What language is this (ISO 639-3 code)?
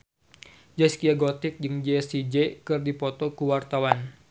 sun